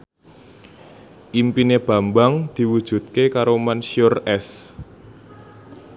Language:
Javanese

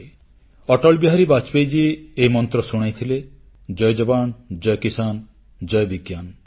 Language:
Odia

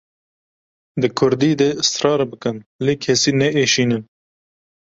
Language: Kurdish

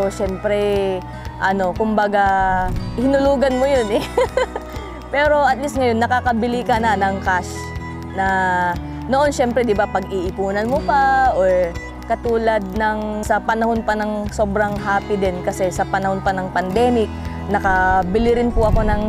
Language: Filipino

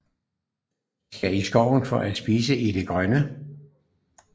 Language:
Danish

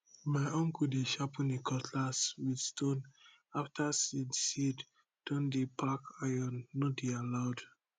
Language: Nigerian Pidgin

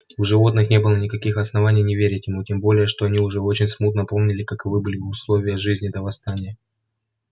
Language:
Russian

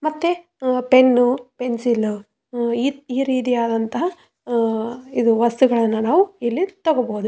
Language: Kannada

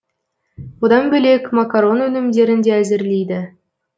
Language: Kazakh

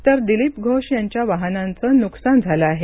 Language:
Marathi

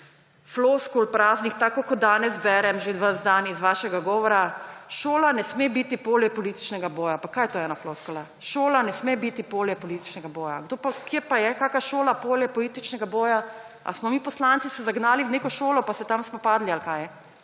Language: Slovenian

